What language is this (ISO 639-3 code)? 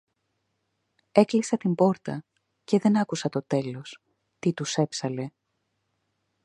ell